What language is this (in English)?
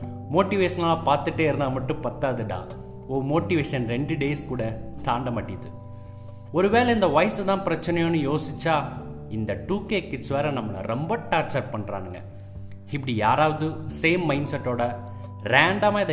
Tamil